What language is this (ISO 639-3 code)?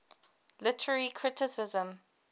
eng